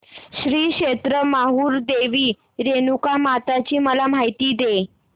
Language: Marathi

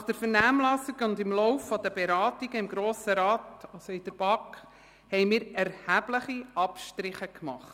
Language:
Swiss German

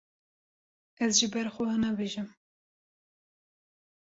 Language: Kurdish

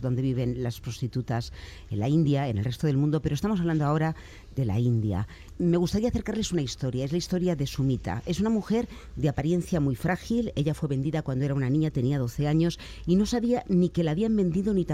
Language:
Spanish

